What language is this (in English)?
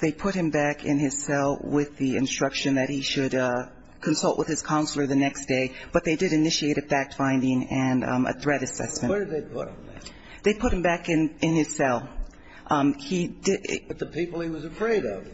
English